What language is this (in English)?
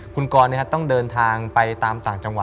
Thai